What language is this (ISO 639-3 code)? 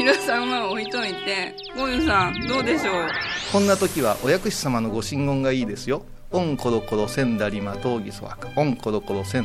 jpn